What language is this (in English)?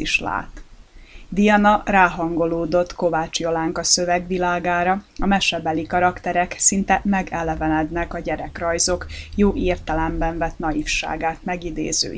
Hungarian